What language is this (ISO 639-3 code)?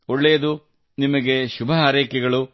kan